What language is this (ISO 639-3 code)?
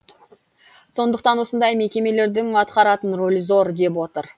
kaz